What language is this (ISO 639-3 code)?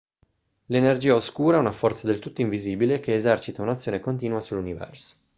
ita